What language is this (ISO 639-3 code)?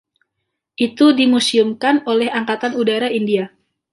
ind